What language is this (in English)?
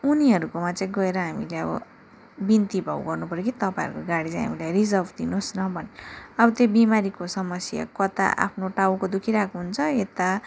Nepali